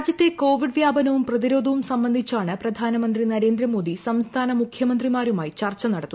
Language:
Malayalam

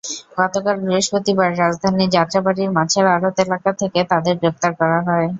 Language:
Bangla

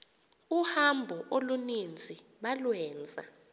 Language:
Xhosa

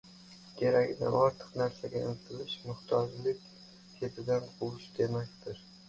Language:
Uzbek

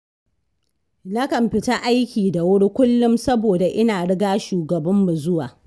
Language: Hausa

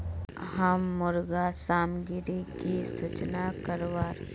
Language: Magahi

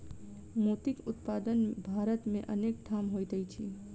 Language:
Maithili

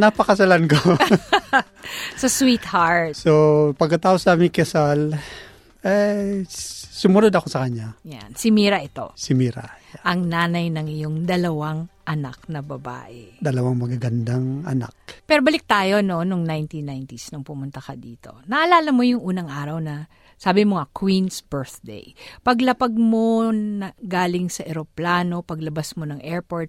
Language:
Filipino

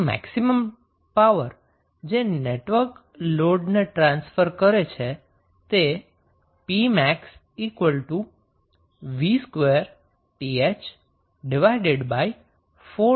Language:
Gujarati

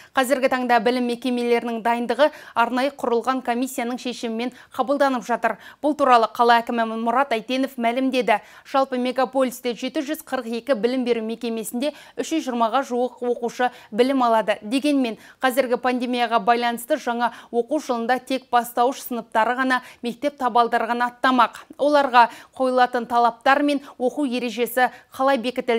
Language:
Russian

